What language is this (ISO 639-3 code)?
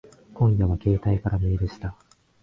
jpn